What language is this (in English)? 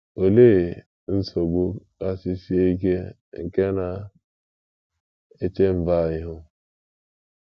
Igbo